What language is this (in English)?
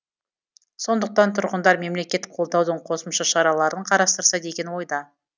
Kazakh